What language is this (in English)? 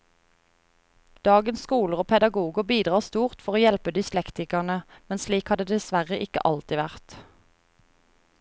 Norwegian